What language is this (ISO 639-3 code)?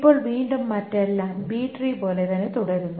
mal